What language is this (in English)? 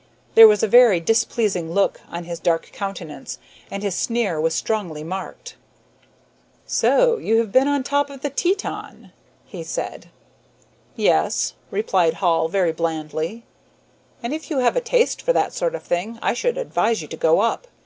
English